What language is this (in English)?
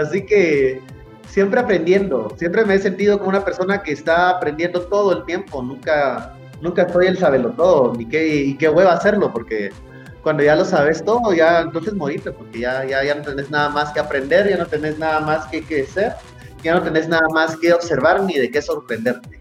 Spanish